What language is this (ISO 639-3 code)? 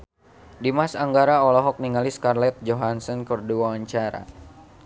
sun